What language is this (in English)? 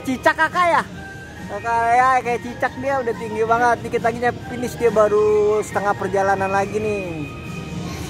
Indonesian